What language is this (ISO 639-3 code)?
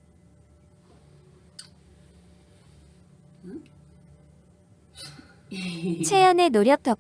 kor